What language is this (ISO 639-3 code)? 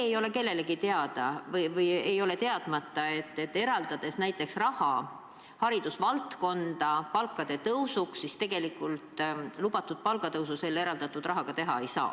est